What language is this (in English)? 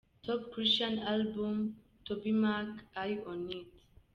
Kinyarwanda